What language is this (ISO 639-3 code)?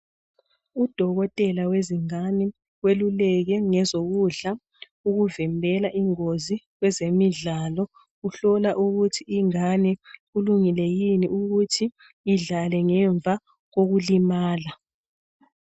nde